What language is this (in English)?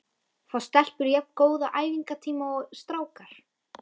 Icelandic